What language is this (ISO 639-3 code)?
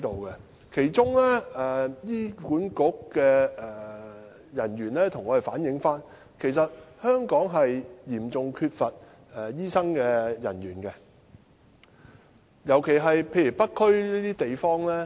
yue